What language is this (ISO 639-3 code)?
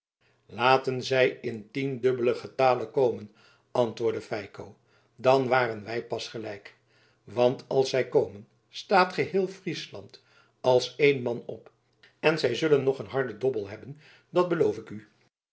nld